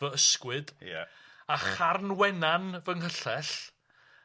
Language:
Welsh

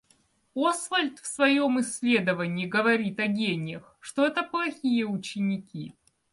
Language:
Russian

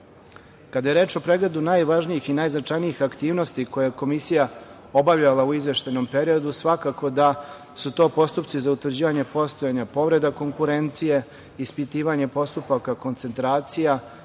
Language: Serbian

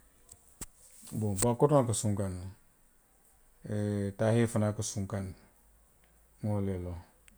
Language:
Western Maninkakan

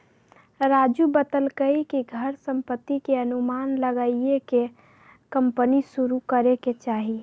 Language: Magahi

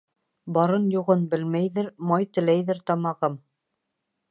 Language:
Bashkir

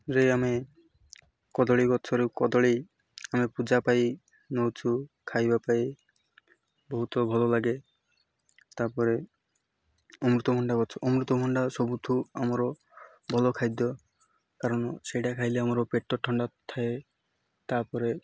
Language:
Odia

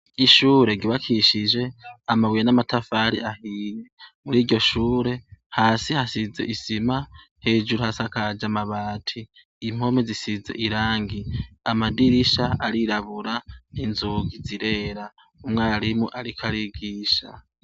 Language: Rundi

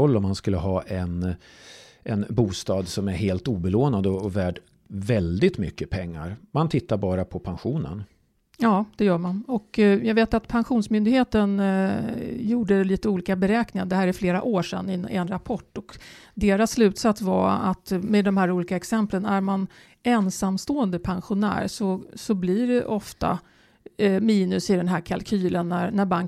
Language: Swedish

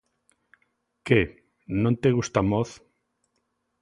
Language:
Galician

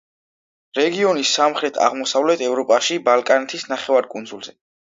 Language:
Georgian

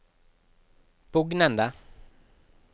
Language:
Norwegian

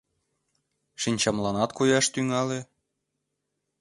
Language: Mari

